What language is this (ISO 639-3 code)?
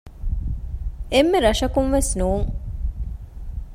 div